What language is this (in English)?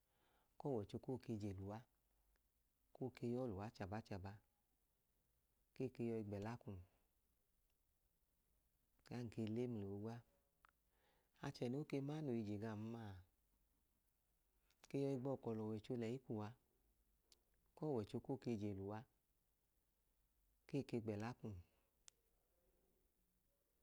Idoma